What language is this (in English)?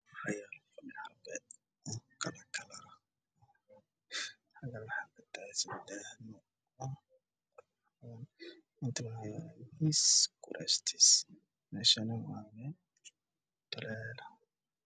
Somali